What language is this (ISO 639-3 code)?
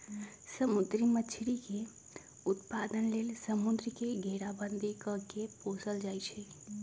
mag